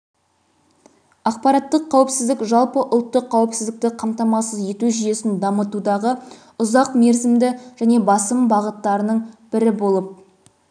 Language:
Kazakh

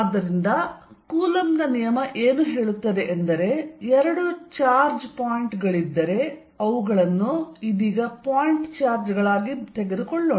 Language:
Kannada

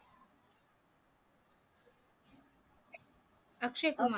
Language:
Marathi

